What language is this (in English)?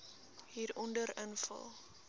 Afrikaans